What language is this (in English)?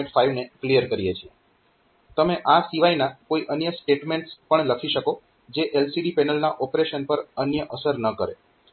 Gujarati